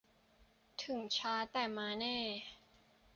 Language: Thai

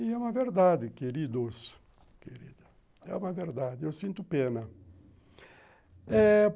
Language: Portuguese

